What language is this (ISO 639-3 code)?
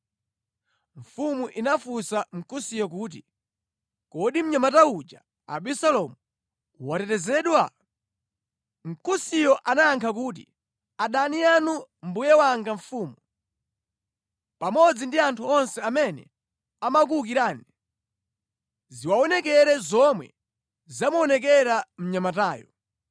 nya